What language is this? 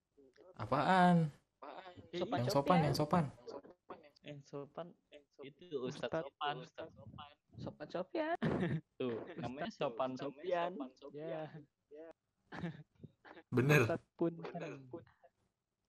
Indonesian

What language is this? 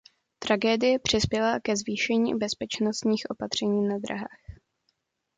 Czech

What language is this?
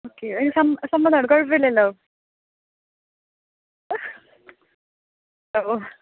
Malayalam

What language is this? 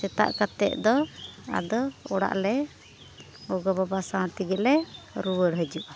Santali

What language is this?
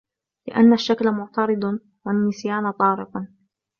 Arabic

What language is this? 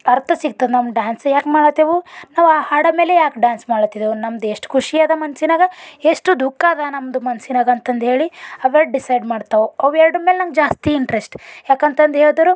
Kannada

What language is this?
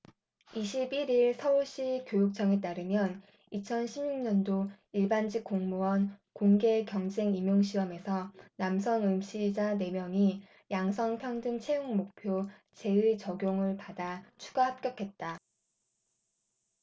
Korean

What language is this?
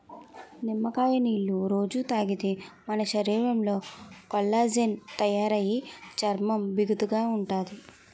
Telugu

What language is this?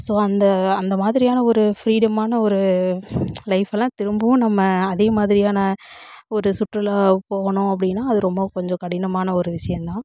Tamil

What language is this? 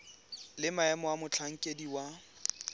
Tswana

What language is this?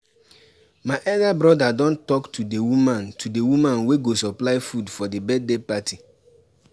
Nigerian Pidgin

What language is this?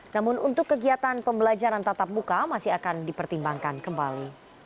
Indonesian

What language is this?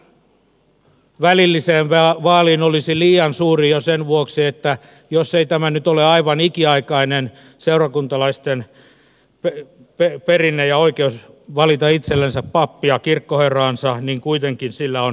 Finnish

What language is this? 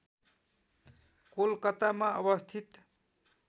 Nepali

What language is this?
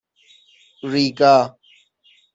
Persian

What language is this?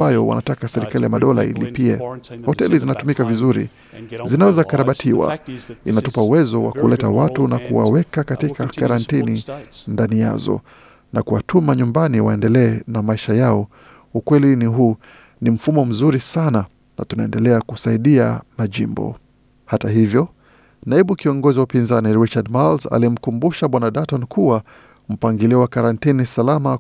Swahili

